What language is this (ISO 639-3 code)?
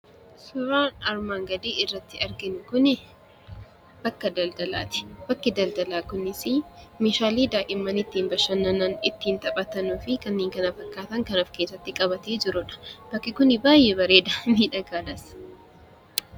orm